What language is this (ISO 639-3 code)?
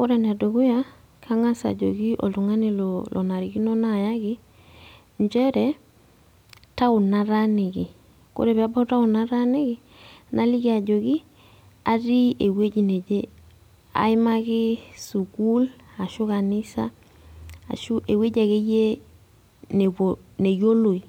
mas